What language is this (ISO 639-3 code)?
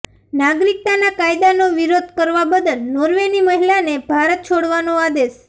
guj